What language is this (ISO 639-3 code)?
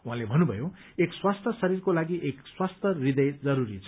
nep